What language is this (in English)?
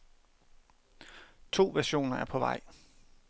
Danish